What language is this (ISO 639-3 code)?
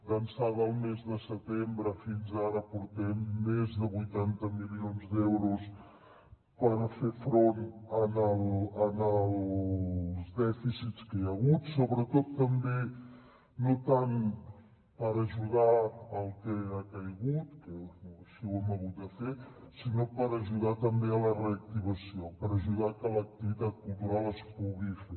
cat